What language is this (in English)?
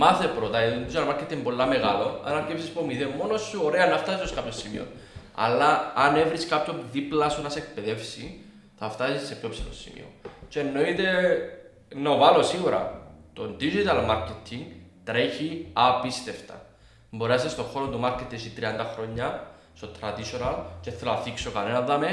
Greek